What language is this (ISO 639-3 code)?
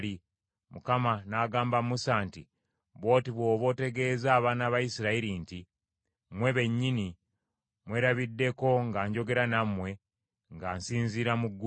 lug